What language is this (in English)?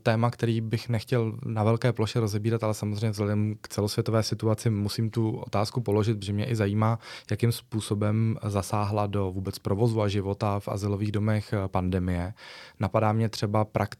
Czech